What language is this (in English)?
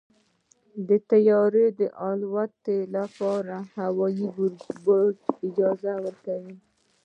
Pashto